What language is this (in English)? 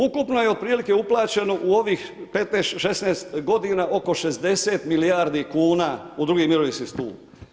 Croatian